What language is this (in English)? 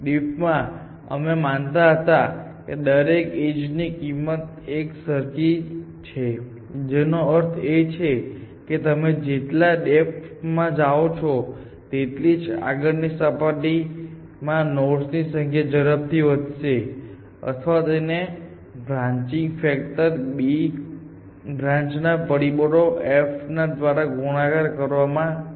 Gujarati